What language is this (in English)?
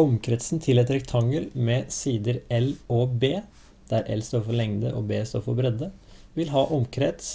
Norwegian